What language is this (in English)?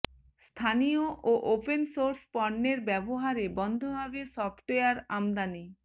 Bangla